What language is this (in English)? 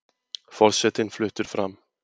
Icelandic